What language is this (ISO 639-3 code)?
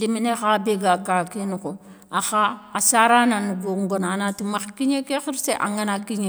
snk